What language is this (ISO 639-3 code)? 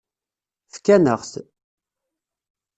kab